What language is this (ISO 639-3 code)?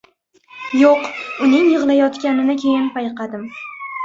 uzb